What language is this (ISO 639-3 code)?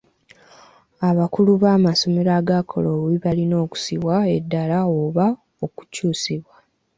lug